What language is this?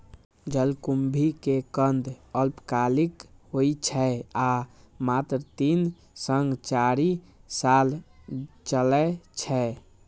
Maithili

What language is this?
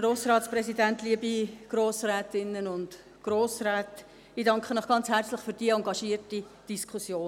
Swiss German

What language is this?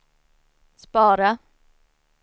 Swedish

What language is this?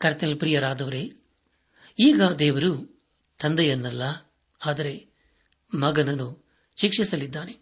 Kannada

